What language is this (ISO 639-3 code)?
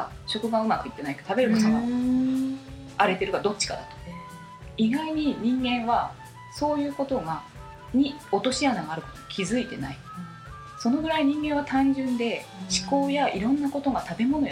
jpn